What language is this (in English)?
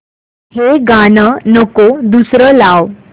Marathi